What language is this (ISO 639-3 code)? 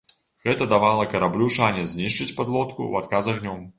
bel